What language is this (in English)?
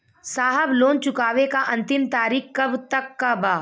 Bhojpuri